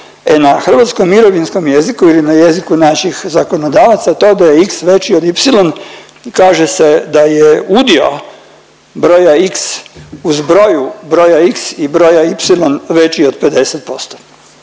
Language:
Croatian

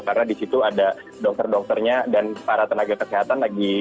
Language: Indonesian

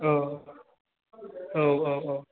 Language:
Bodo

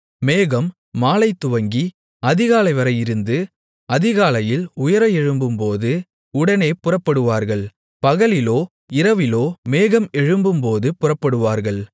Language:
Tamil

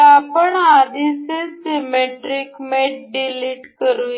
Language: Marathi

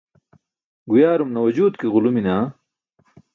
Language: Burushaski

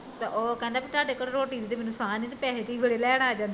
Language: Punjabi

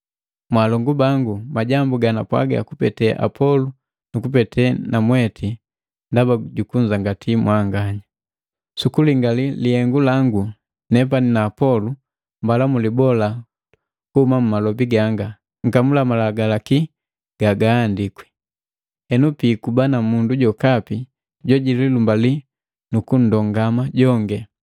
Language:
Matengo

